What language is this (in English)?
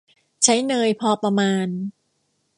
Thai